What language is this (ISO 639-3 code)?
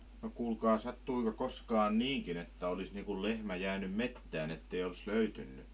fin